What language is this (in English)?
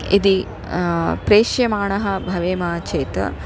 Sanskrit